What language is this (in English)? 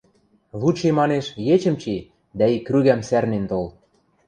Western Mari